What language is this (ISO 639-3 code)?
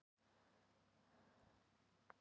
isl